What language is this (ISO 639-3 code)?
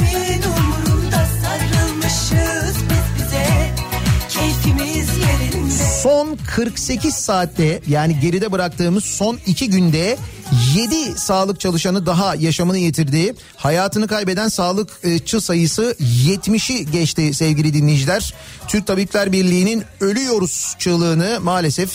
tur